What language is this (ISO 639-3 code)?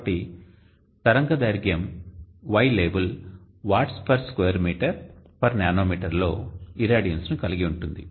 tel